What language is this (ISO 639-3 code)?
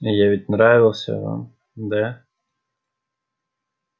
rus